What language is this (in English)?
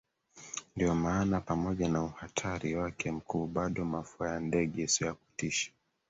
Swahili